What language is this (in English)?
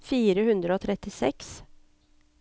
Norwegian